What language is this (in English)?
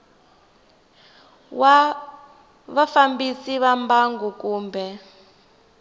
Tsonga